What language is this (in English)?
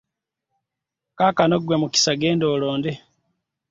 Ganda